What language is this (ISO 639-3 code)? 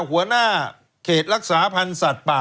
tha